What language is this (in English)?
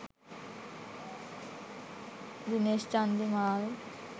Sinhala